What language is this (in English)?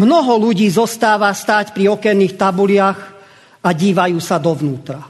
Slovak